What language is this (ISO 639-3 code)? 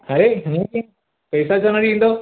snd